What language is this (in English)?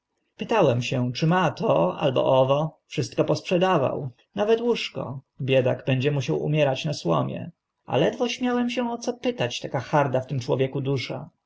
Polish